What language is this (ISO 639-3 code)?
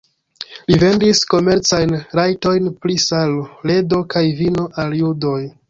epo